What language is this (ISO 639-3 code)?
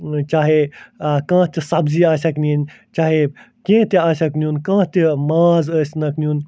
kas